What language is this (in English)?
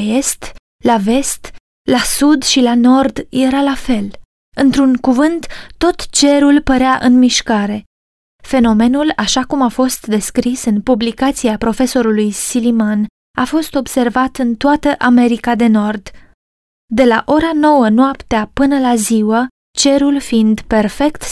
Romanian